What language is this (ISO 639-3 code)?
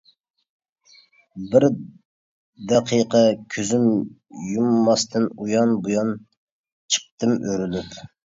uig